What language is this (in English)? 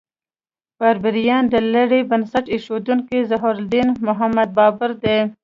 Pashto